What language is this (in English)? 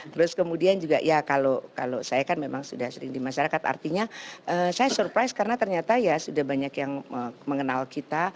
Indonesian